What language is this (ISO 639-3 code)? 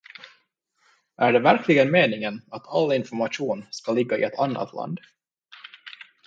swe